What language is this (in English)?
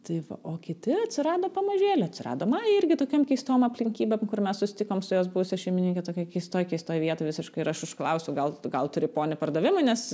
Lithuanian